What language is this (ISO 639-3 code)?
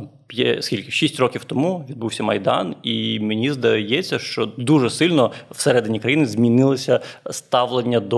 ukr